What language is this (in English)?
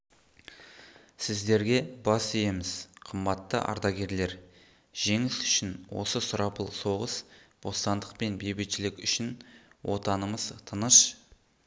Kazakh